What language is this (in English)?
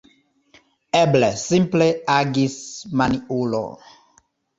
Esperanto